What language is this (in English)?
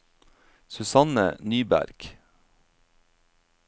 Norwegian